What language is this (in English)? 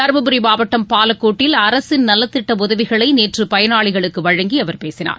Tamil